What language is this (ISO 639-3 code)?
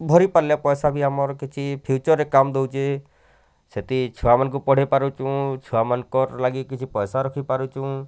ori